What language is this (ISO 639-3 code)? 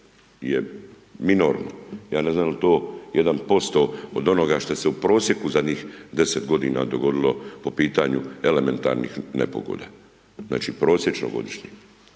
hrv